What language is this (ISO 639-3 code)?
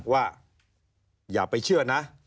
tha